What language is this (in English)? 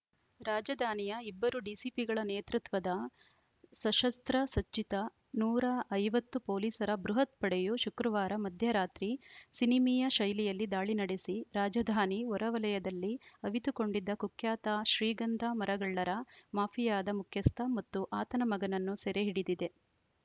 Kannada